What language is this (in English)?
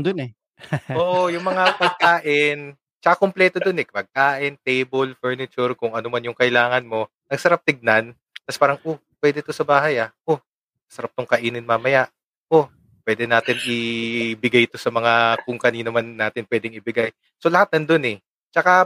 Filipino